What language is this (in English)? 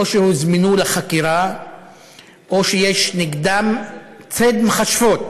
Hebrew